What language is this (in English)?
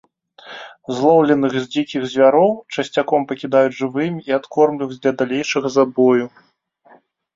Belarusian